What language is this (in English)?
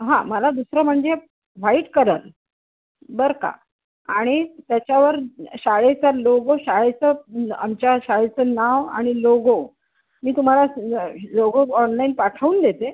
Marathi